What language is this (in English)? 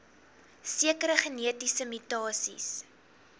Afrikaans